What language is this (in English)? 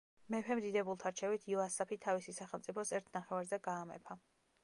Georgian